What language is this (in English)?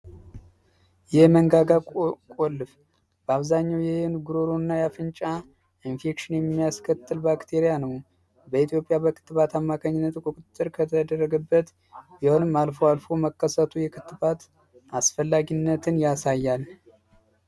Amharic